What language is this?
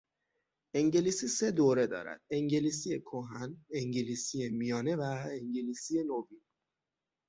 Persian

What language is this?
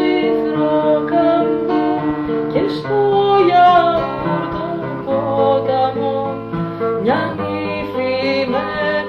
Greek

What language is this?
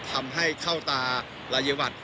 Thai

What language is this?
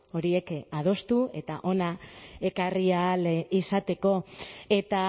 Basque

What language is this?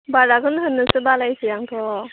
Bodo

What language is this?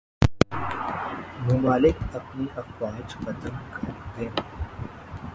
Urdu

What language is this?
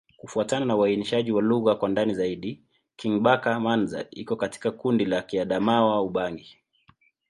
Swahili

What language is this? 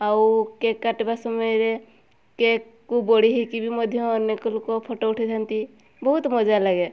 Odia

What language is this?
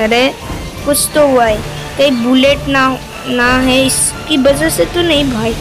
Hindi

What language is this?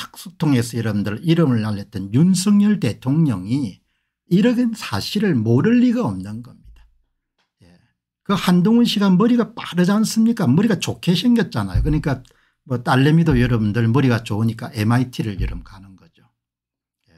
Korean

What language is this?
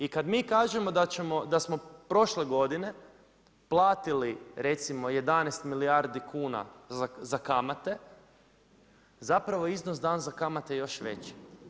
Croatian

